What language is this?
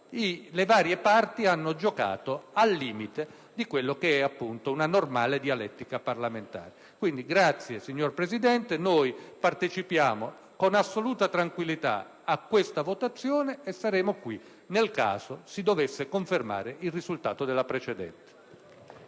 Italian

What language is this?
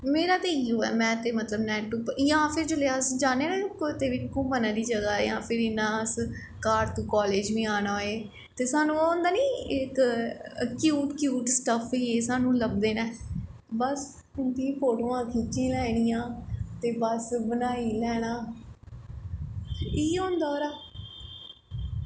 Dogri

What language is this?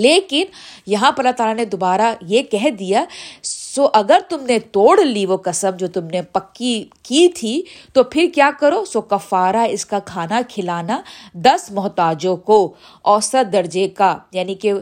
Urdu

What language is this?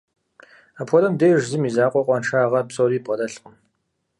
Kabardian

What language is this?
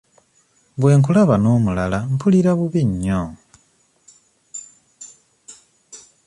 Ganda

